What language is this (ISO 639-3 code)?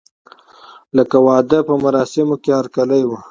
pus